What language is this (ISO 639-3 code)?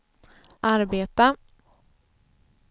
swe